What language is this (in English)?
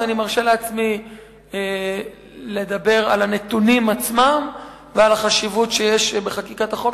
Hebrew